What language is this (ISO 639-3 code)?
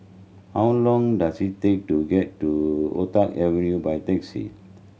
eng